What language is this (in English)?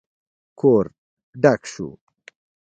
Pashto